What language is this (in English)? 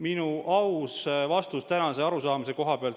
Estonian